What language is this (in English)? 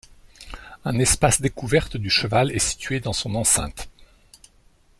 French